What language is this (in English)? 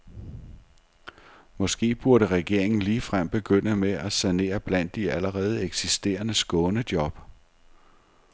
Danish